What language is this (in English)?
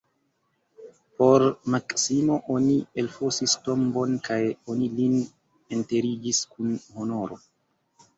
Esperanto